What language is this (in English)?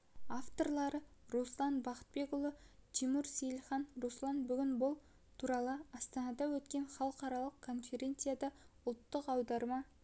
Kazakh